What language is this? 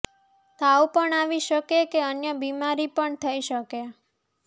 Gujarati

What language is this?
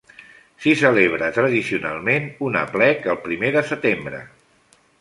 Catalan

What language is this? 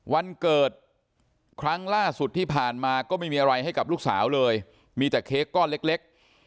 Thai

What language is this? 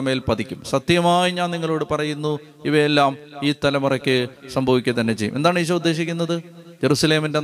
Malayalam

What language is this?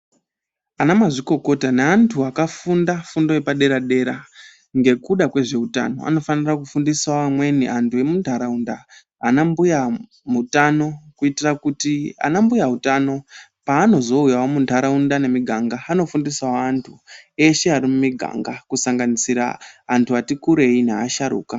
Ndau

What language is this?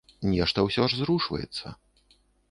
Belarusian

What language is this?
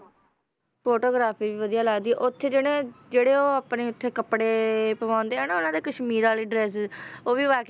Punjabi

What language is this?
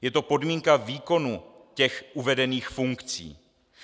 Czech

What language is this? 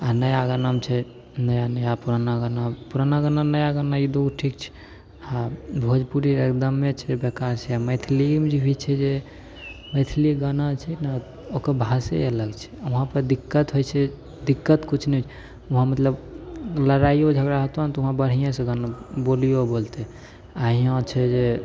Maithili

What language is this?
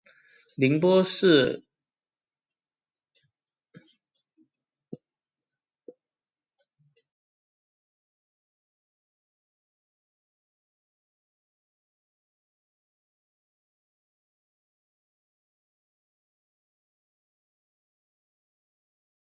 Chinese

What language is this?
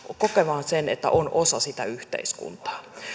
Finnish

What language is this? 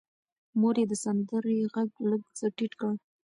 Pashto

